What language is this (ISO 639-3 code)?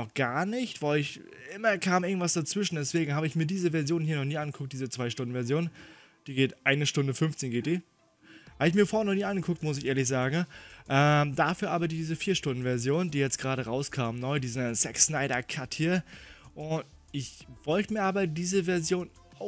deu